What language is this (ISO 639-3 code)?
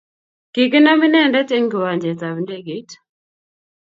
kln